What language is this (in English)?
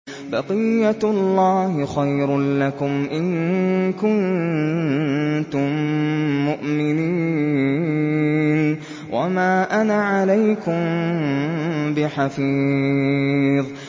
Arabic